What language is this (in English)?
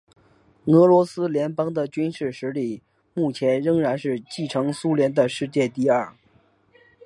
Chinese